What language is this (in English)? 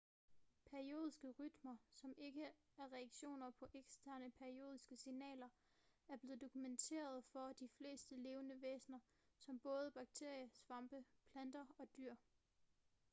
Danish